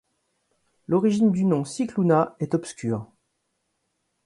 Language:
French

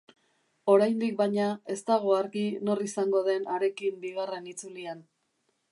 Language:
Basque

